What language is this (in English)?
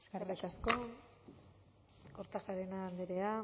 Basque